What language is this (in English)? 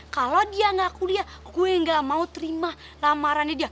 Indonesian